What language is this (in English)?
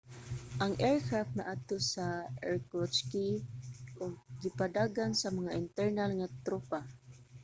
Cebuano